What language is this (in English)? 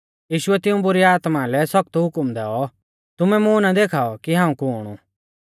Mahasu Pahari